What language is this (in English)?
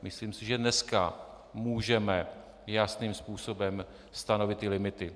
Czech